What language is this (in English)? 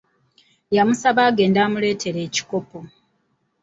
Ganda